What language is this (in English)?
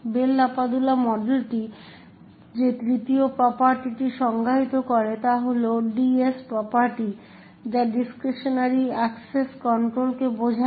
Bangla